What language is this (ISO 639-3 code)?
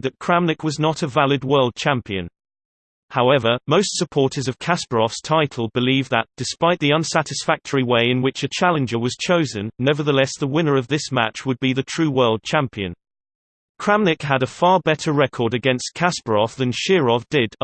eng